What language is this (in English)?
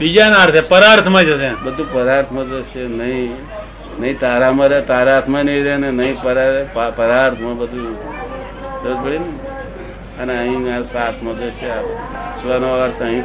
Gujarati